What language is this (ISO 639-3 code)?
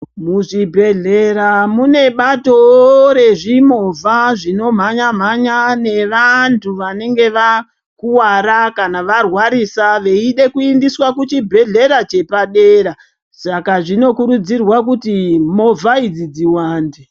ndc